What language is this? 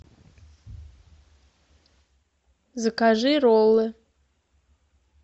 Russian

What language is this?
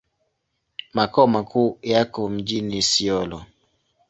Swahili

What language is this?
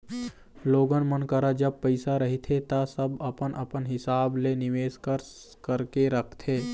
Chhattisgarhi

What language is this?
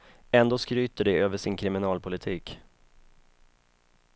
Swedish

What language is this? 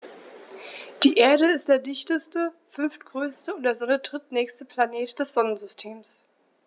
German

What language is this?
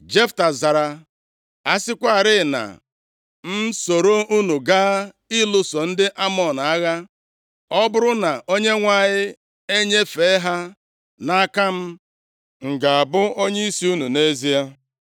Igbo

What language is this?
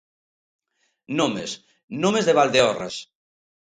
Galician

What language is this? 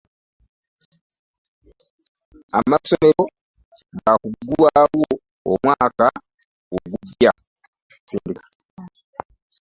Ganda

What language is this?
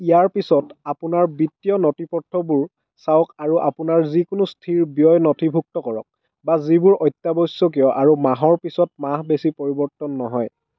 Assamese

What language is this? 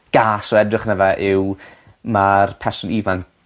Welsh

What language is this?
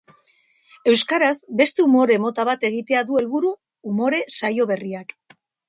Basque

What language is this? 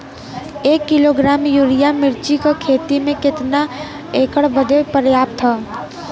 Bhojpuri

